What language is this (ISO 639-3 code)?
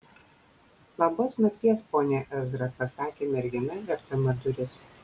lit